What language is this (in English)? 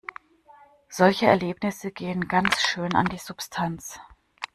German